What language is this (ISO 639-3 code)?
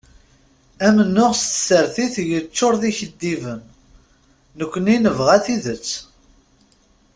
kab